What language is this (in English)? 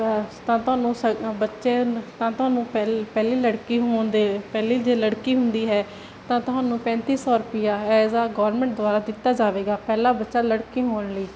Punjabi